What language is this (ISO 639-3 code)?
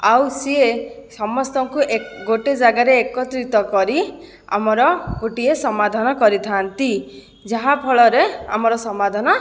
ori